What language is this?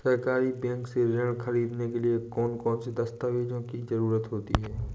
Hindi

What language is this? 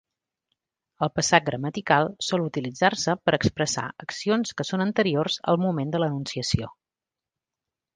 Catalan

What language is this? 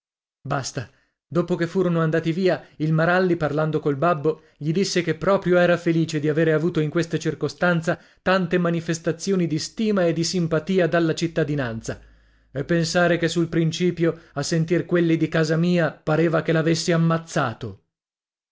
Italian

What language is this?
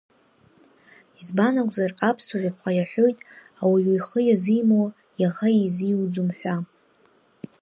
Abkhazian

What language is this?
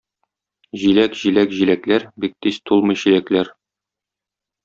Tatar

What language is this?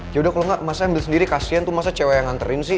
Indonesian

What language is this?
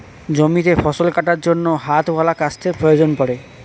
Bangla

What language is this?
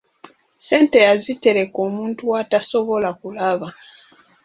Ganda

